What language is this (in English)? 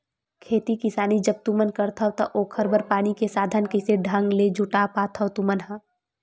Chhattisgarhi